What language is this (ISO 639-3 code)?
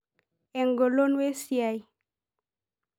mas